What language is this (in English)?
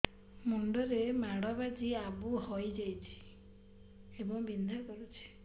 Odia